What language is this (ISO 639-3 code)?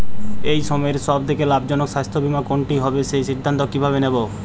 ben